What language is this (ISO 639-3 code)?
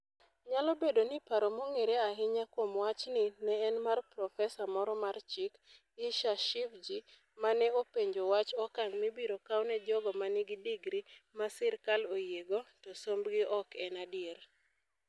luo